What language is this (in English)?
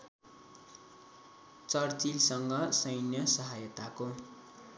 Nepali